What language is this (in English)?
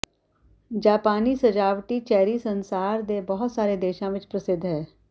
Punjabi